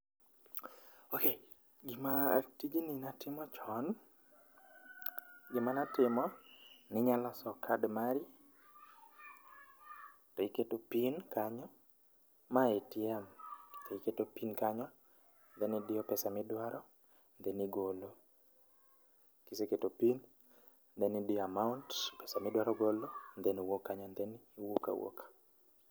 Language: Luo (Kenya and Tanzania)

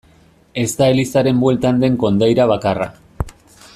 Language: Basque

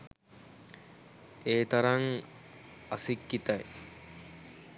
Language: Sinhala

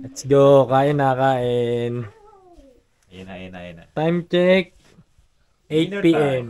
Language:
Filipino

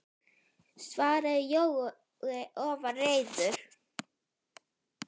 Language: Icelandic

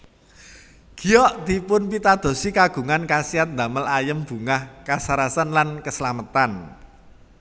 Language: Javanese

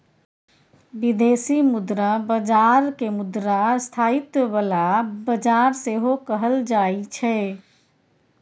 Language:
Maithili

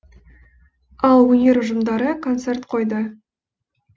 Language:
Kazakh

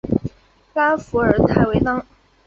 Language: Chinese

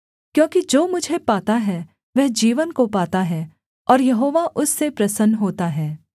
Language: Hindi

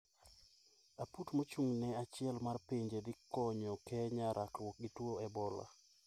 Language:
Luo (Kenya and Tanzania)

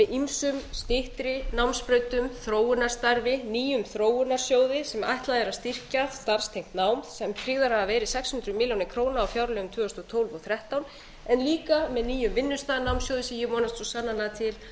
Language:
Icelandic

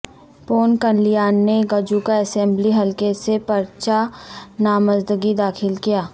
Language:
Urdu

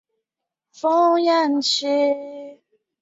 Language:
Chinese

